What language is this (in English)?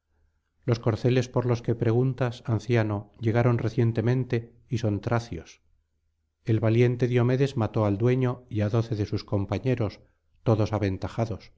Spanish